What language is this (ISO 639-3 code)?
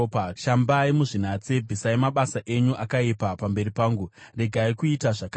sna